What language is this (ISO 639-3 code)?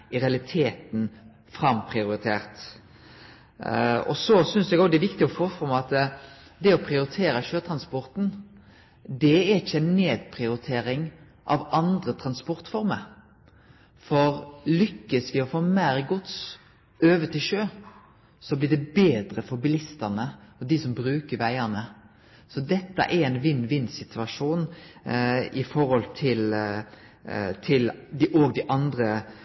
nno